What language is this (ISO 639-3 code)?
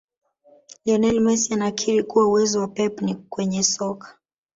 swa